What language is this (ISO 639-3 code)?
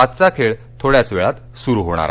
mar